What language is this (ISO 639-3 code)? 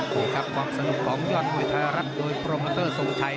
tha